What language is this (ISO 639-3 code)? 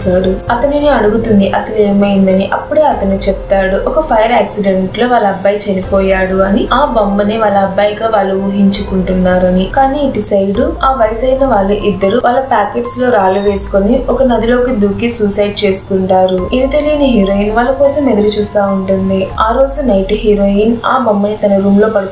tel